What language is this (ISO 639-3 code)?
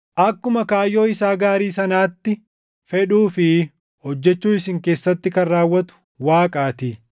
orm